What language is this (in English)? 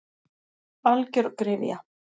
Icelandic